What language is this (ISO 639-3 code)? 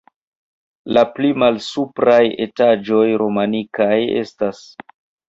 epo